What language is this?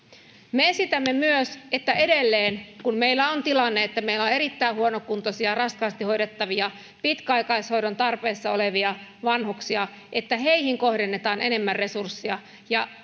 Finnish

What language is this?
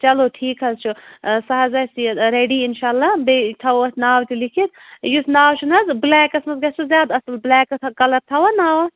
Kashmiri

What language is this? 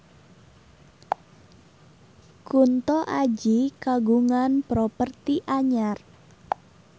Sundanese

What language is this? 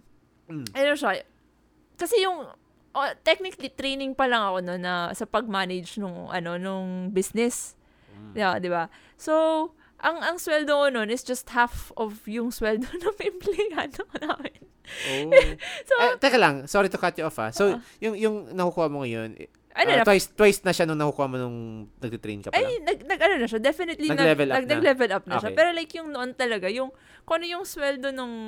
Filipino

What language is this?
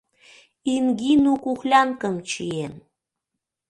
Mari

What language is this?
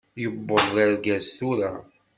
Kabyle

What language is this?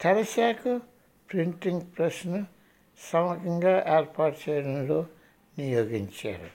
Telugu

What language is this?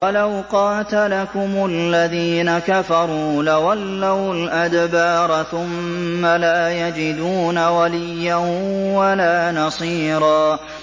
Arabic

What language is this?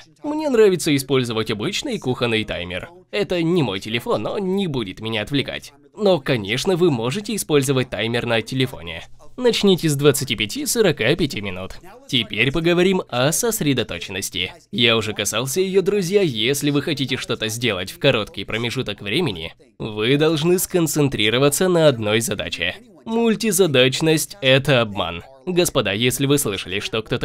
Russian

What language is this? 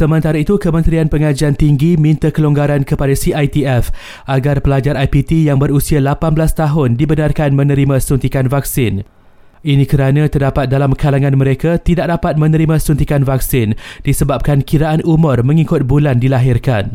Malay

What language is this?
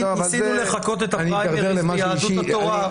Hebrew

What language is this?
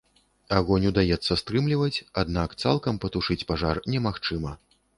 Belarusian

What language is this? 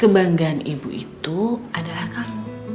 Indonesian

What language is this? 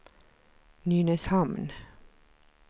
Swedish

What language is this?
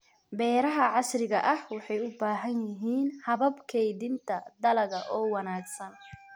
Somali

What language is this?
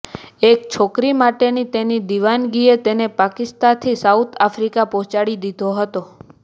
Gujarati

